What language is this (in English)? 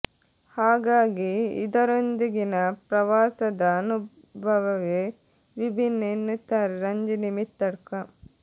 Kannada